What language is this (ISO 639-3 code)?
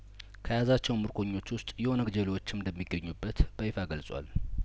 amh